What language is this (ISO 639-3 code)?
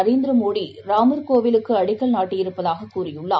tam